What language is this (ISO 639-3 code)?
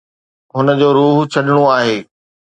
snd